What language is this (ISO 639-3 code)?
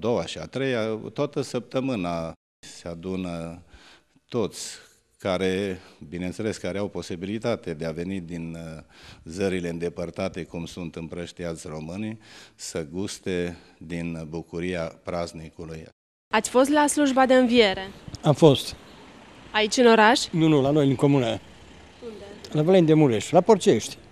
ron